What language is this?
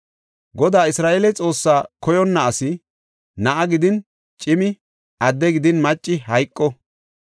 Gofa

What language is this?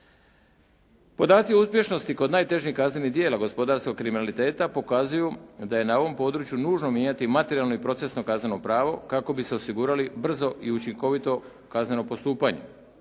Croatian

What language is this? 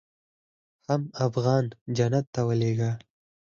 Pashto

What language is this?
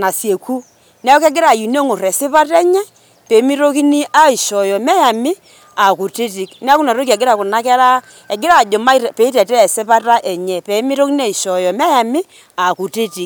Masai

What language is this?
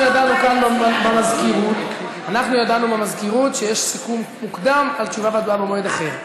Hebrew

